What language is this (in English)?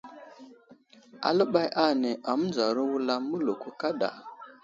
Wuzlam